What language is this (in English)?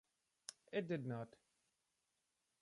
English